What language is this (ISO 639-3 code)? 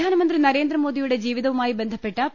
mal